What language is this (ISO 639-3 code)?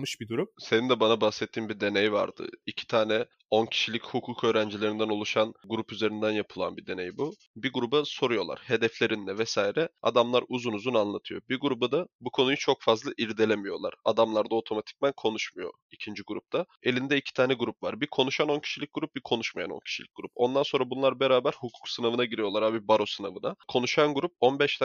tur